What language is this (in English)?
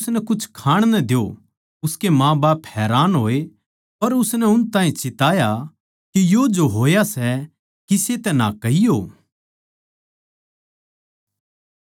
Haryanvi